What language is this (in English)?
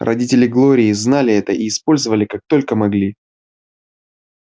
Russian